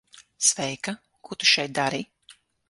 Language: Latvian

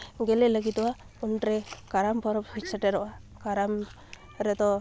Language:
Santali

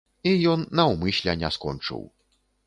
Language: Belarusian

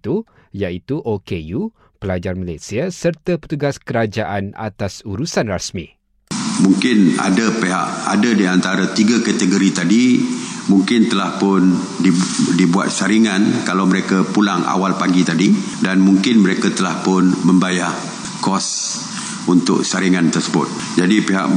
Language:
Malay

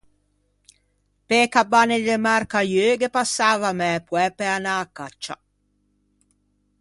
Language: Ligurian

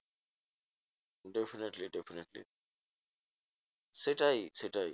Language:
Bangla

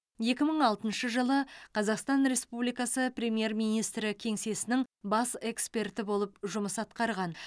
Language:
Kazakh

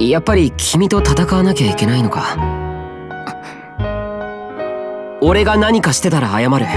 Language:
Japanese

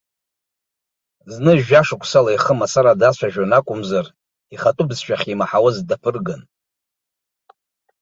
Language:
Abkhazian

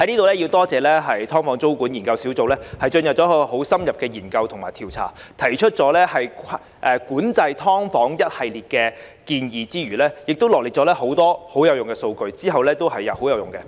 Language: Cantonese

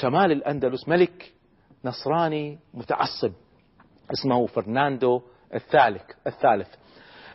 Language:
Arabic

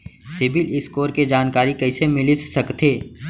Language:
Chhattisgarhi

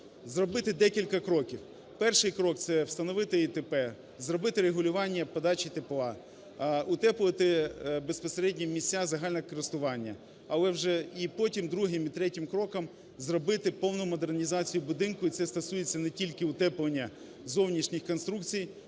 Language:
Ukrainian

